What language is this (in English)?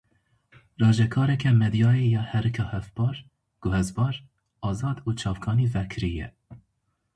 Kurdish